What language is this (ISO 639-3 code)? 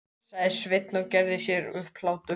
isl